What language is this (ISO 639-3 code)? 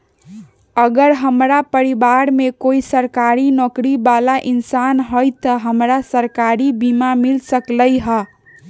mag